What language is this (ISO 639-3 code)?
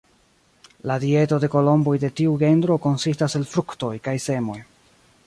epo